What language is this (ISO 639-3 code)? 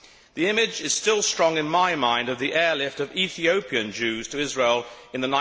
eng